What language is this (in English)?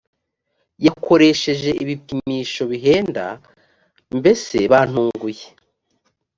Kinyarwanda